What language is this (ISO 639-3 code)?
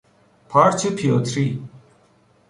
fas